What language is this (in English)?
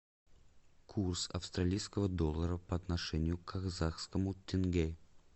Russian